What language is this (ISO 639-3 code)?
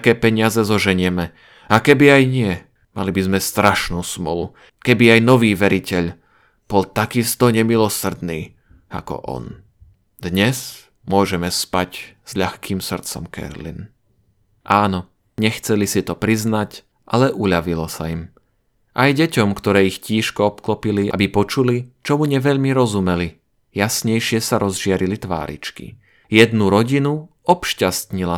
slk